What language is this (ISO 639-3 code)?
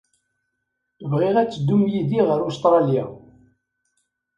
kab